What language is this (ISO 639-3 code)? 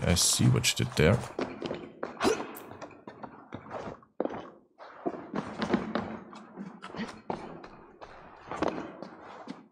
deu